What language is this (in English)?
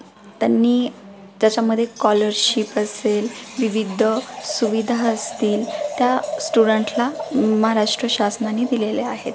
Marathi